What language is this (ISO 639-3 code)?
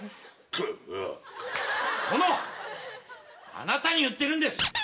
jpn